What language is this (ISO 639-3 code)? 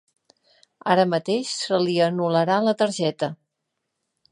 cat